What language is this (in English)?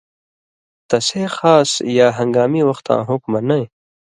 Indus Kohistani